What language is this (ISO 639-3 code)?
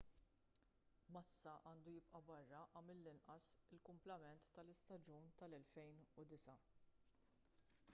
mlt